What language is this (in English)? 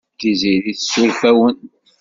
Kabyle